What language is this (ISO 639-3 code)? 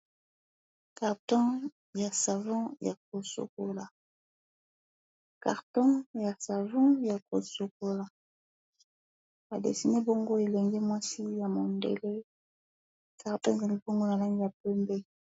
lin